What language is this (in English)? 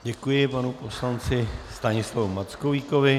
Czech